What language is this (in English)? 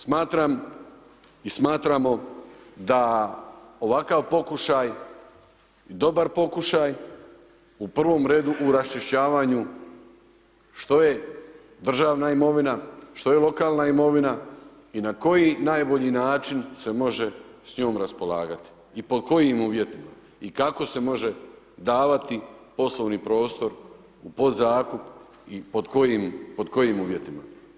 Croatian